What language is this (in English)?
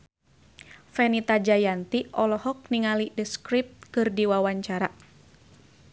Sundanese